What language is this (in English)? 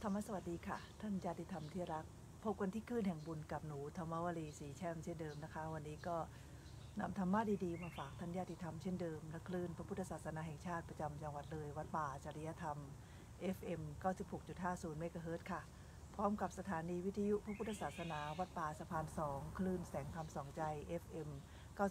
Thai